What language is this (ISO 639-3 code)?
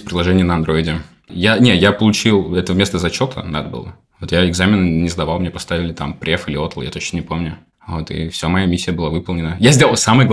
rus